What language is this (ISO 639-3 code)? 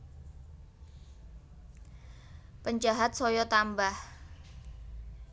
jav